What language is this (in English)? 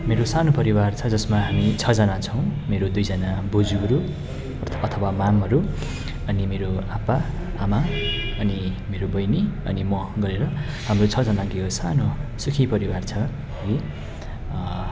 Nepali